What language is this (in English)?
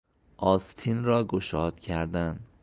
Persian